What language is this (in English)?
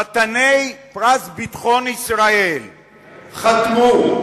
Hebrew